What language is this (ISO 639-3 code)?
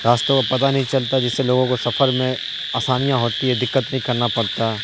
urd